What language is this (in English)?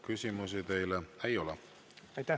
Estonian